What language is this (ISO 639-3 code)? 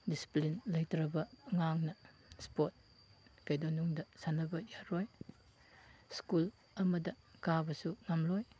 mni